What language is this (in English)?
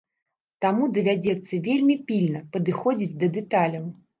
Belarusian